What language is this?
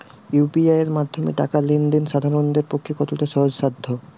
Bangla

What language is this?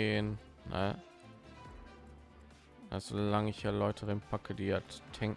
German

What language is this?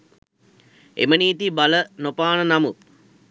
Sinhala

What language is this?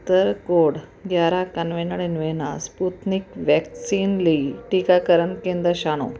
Punjabi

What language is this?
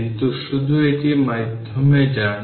Bangla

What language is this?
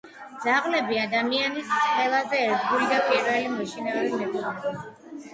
Georgian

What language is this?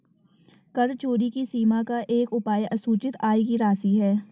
Hindi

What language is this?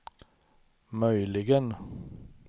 Swedish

